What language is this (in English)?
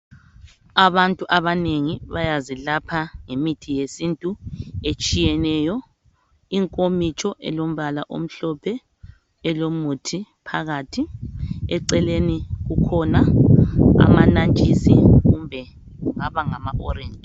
North Ndebele